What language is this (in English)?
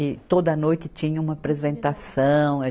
Portuguese